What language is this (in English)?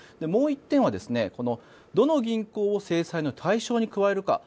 Japanese